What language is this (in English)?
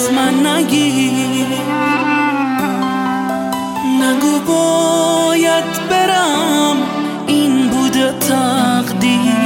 Persian